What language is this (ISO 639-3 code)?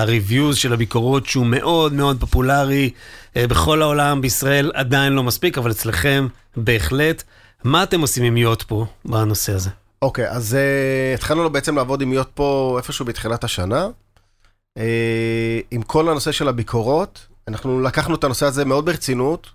heb